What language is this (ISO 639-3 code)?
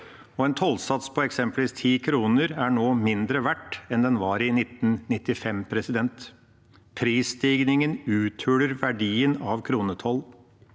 nor